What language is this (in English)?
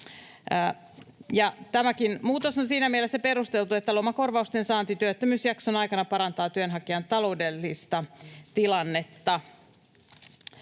Finnish